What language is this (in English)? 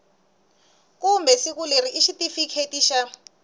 Tsonga